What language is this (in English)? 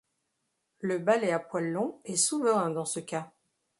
French